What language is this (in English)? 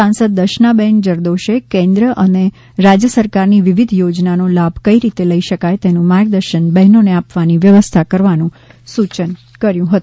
Gujarati